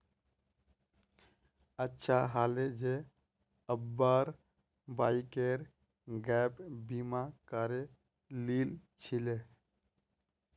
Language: Magahi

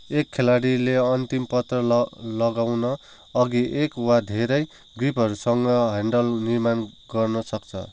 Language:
Nepali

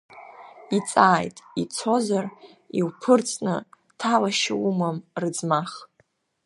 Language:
Abkhazian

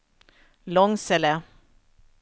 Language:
Swedish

